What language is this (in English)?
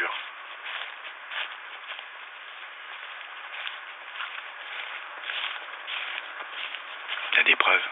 French